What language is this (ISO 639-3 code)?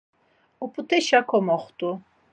lzz